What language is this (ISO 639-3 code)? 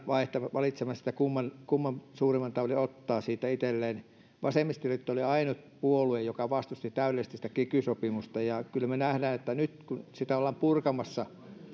fin